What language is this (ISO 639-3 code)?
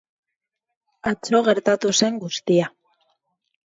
eus